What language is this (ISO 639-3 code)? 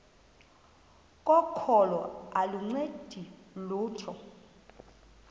xho